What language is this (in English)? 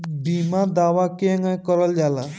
Bhojpuri